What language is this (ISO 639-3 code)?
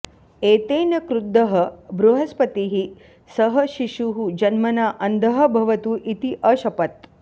san